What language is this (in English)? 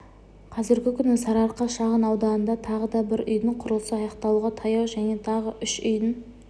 Kazakh